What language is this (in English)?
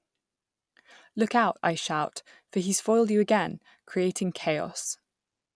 English